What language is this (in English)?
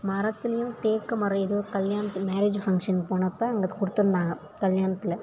Tamil